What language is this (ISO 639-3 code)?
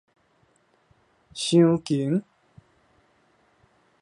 nan